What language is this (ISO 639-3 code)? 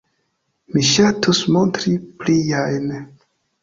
epo